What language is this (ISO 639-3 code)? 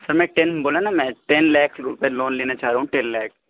urd